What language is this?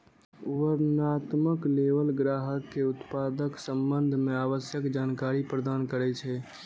Maithili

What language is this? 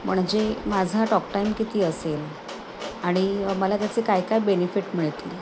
Marathi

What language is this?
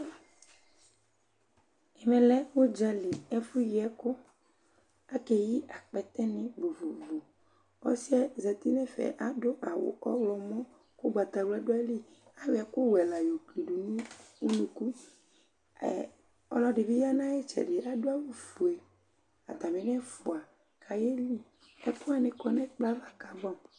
Ikposo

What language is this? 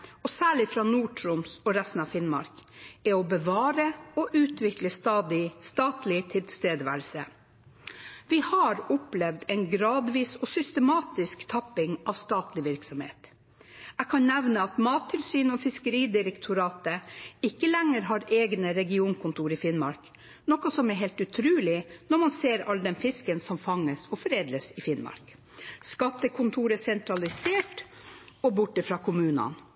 Norwegian Bokmål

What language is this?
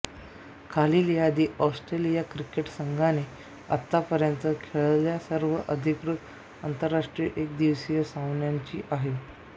Marathi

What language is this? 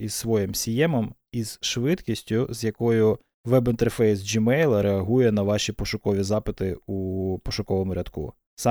Ukrainian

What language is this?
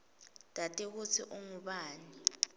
Swati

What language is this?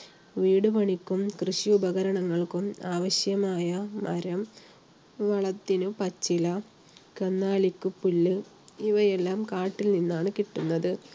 Malayalam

